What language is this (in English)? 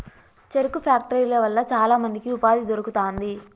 Telugu